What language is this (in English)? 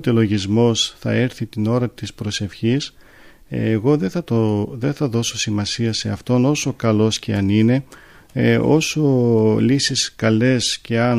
Greek